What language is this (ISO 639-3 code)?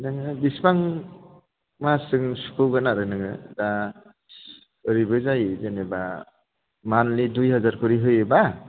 brx